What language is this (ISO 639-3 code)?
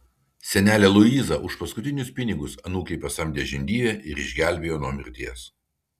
lit